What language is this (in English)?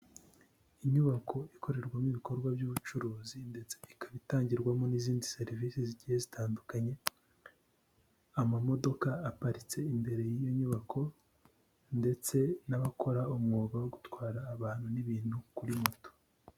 Kinyarwanda